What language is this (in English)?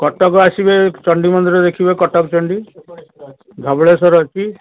Odia